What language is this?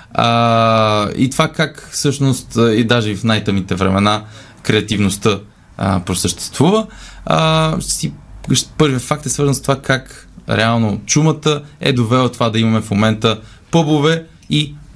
Bulgarian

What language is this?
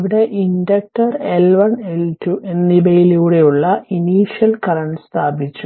Malayalam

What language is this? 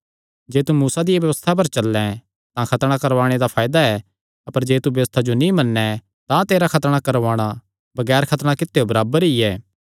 Kangri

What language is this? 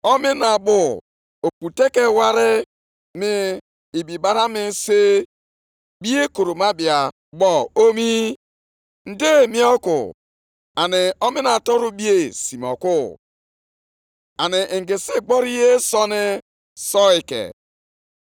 Igbo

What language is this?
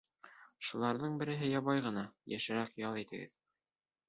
Bashkir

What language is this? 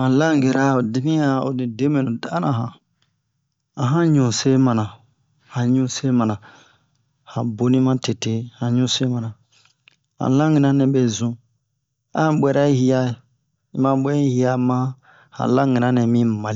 Bomu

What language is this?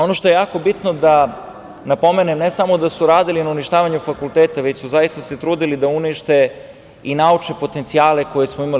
Serbian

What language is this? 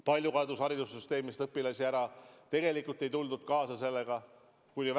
Estonian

